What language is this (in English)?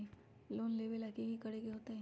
Magahi